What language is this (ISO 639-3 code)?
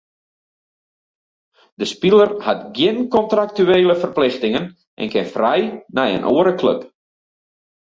fry